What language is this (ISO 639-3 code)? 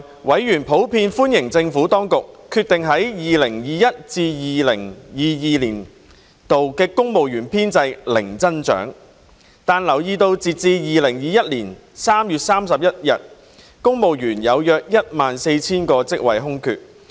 yue